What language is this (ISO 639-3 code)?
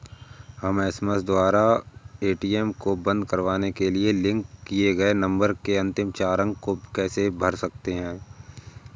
hin